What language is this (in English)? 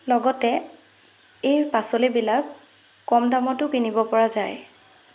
Assamese